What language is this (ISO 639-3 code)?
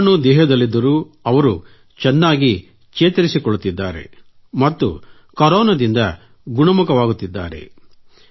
kan